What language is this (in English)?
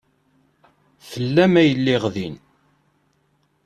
Kabyle